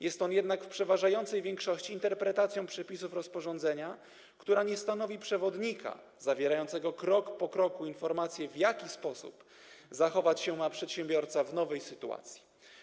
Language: Polish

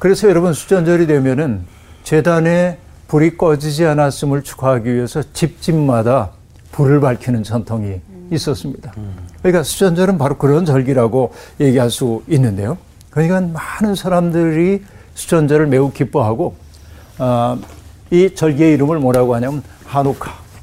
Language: Korean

